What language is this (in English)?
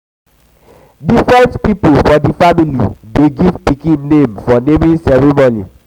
Nigerian Pidgin